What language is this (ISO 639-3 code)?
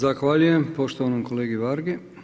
hrv